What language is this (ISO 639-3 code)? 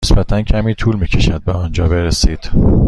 fas